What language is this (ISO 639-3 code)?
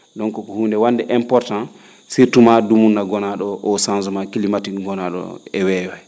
ful